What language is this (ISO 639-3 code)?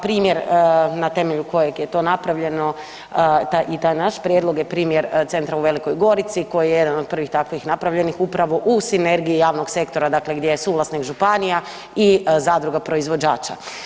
hrv